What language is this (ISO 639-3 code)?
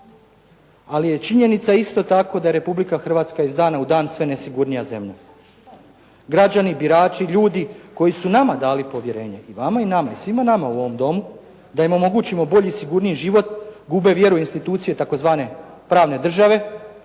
hrv